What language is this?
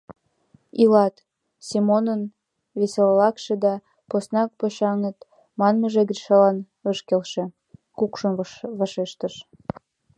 Mari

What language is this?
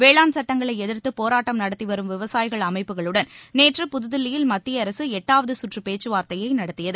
Tamil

